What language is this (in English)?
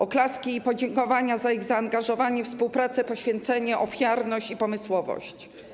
Polish